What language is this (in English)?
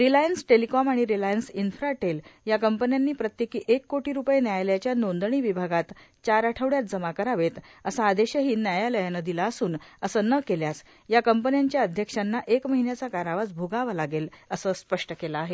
Marathi